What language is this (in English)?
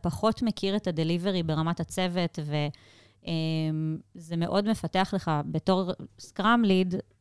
Hebrew